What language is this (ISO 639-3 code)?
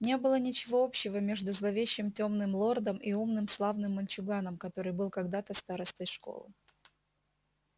rus